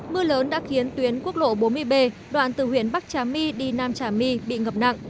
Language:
Vietnamese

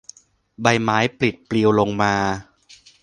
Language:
Thai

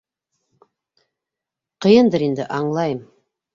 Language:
Bashkir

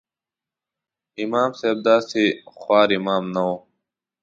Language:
Pashto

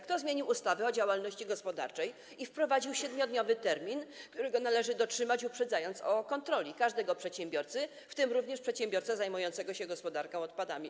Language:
Polish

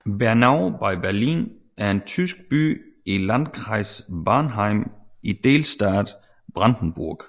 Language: Danish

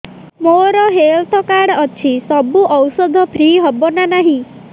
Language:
Odia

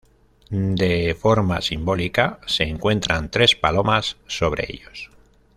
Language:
Spanish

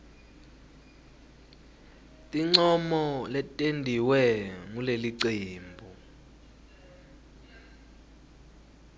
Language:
Swati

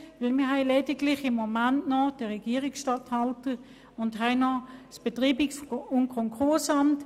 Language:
Swiss German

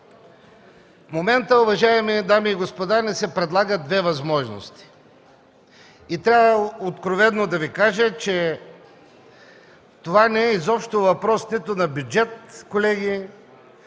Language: Bulgarian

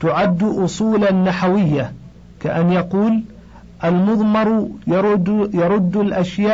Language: Arabic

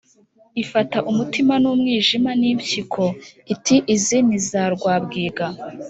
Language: Kinyarwanda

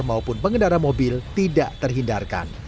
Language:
Indonesian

